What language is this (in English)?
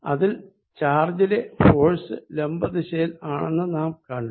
Malayalam